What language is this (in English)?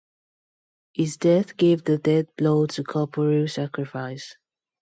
English